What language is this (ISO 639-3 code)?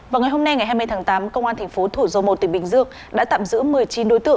vie